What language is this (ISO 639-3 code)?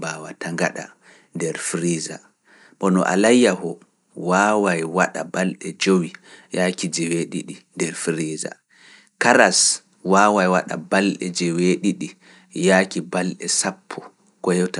ful